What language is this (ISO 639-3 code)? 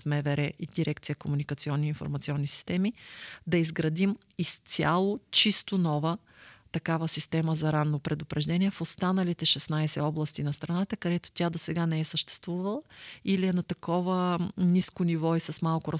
bul